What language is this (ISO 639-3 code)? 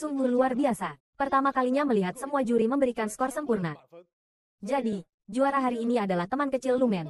ind